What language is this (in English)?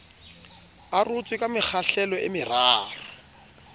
Southern Sotho